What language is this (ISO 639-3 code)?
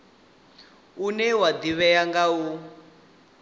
ven